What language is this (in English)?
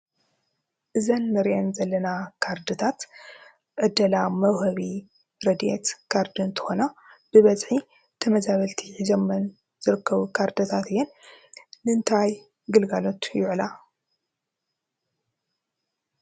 Tigrinya